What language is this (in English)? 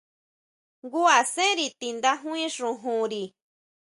Huautla Mazatec